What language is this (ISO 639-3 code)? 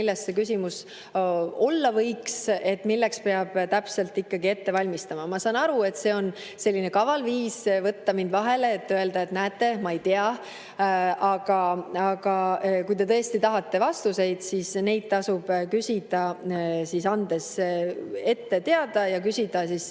est